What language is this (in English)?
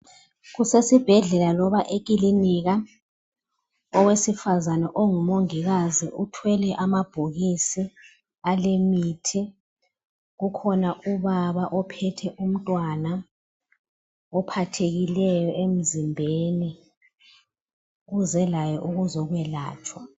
North Ndebele